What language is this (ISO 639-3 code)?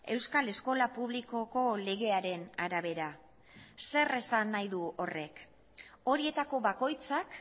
eus